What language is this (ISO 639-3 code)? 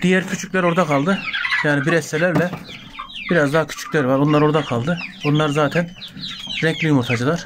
tur